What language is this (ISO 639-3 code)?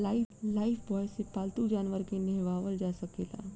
bho